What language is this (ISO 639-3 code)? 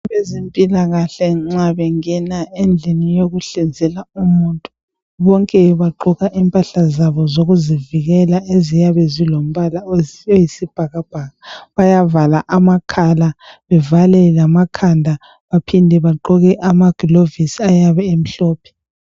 nde